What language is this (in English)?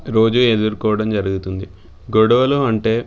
Telugu